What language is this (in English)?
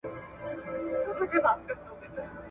Pashto